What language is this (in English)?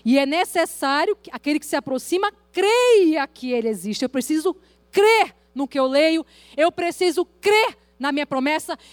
Portuguese